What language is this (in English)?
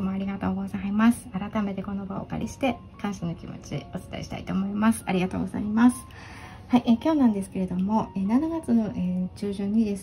Japanese